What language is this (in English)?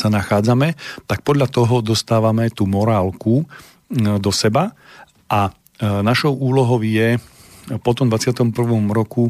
Slovak